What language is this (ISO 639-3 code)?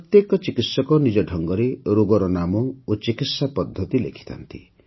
ori